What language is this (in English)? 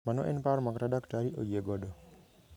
Luo (Kenya and Tanzania)